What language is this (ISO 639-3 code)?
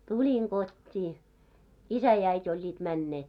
fin